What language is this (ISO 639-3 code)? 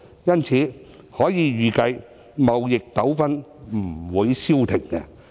yue